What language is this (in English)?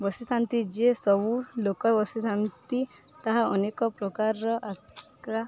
Odia